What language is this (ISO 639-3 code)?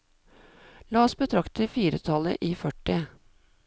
nor